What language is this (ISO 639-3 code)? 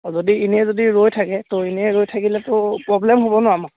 asm